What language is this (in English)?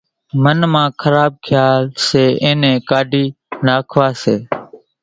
Kachi Koli